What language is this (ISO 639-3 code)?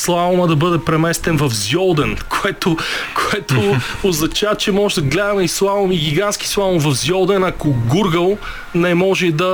bul